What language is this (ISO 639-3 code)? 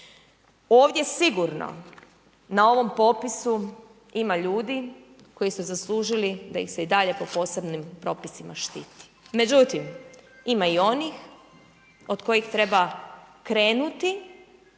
hrv